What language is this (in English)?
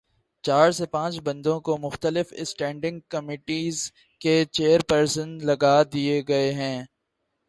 Urdu